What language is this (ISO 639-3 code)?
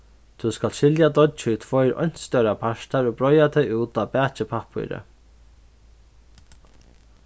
fao